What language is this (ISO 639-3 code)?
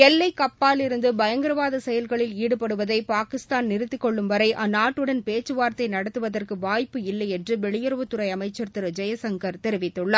tam